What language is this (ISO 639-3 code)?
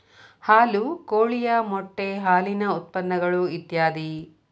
kan